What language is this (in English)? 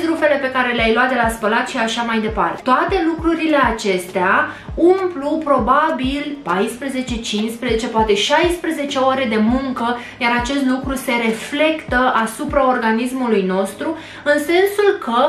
Romanian